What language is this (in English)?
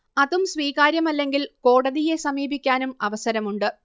Malayalam